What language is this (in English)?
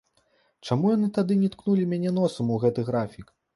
Belarusian